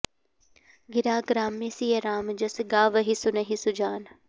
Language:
Sanskrit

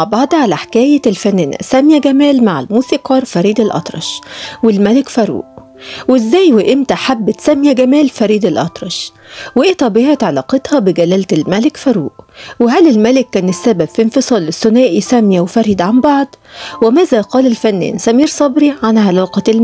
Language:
Arabic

